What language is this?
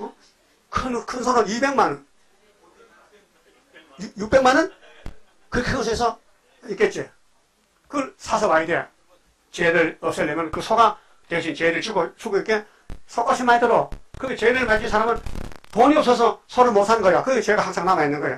Korean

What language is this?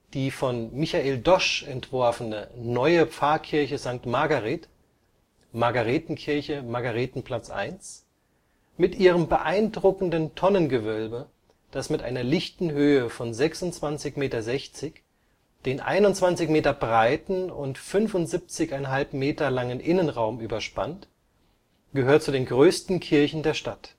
German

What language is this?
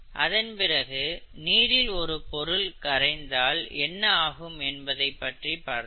Tamil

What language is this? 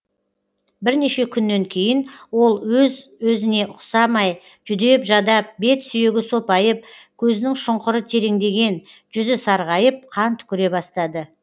Kazakh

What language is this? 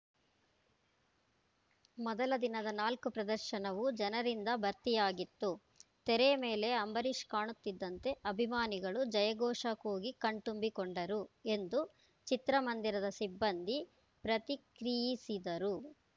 Kannada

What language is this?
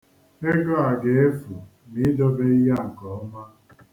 Igbo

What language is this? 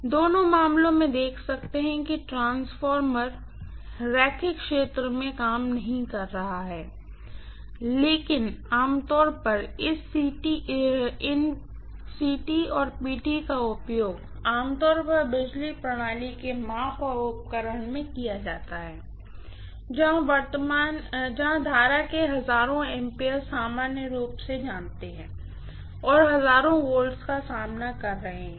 Hindi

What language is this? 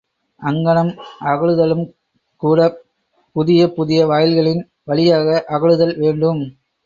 Tamil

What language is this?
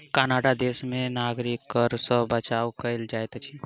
Maithili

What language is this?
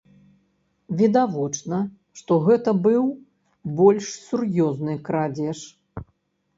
Belarusian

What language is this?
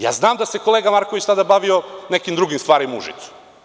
Serbian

